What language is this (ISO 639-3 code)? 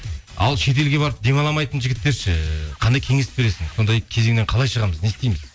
kaz